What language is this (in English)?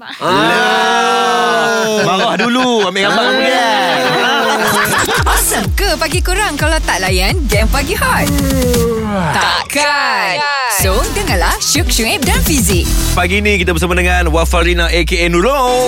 Malay